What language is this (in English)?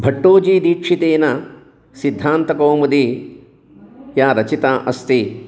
Sanskrit